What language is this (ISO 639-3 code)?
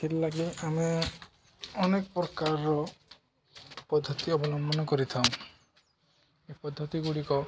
ori